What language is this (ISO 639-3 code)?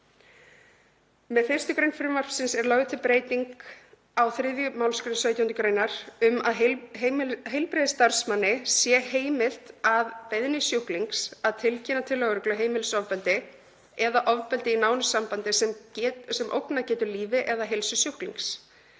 isl